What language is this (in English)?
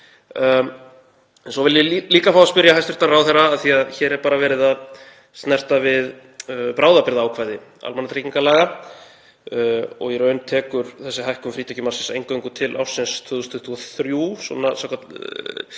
Icelandic